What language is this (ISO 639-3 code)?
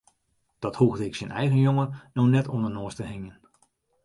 fry